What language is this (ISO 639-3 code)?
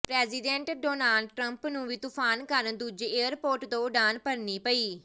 pan